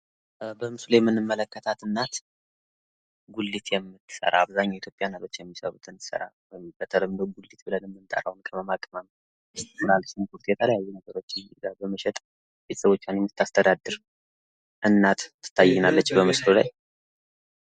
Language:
Amharic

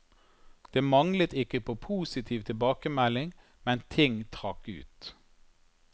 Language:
Norwegian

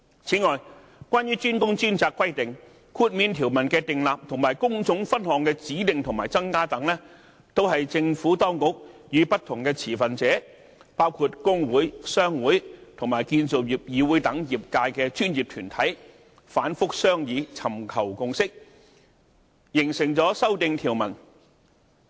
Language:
Cantonese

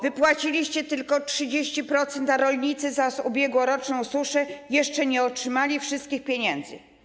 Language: Polish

